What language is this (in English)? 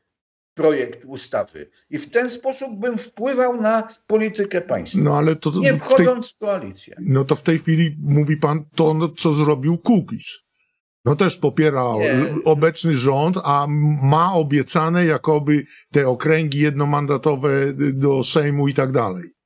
Polish